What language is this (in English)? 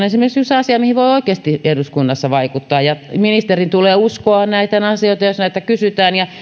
Finnish